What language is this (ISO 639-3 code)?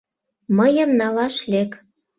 chm